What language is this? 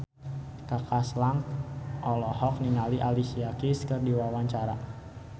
Sundanese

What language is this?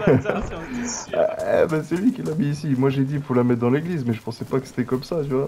French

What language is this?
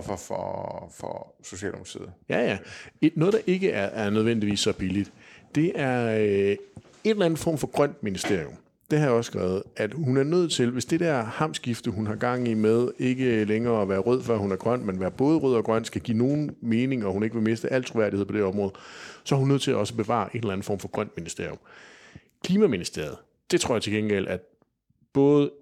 Danish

